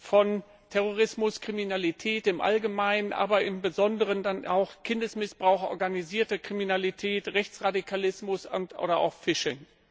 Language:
German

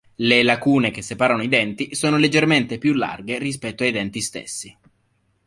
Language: Italian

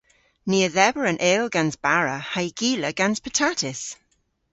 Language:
Cornish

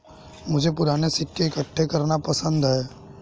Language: Hindi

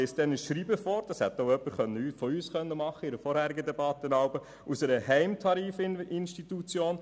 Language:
Swiss German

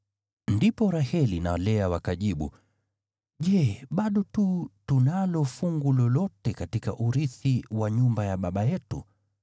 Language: Swahili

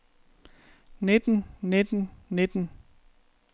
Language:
Danish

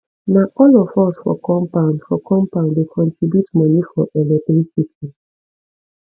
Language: Nigerian Pidgin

